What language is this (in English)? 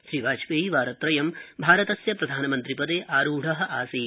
Sanskrit